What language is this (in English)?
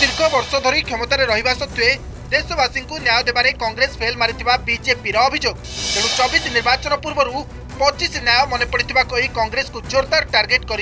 Hindi